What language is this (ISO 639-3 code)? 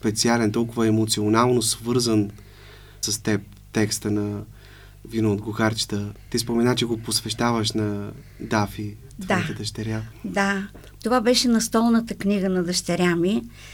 bul